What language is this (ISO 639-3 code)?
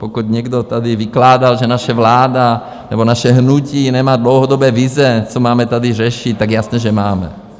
ces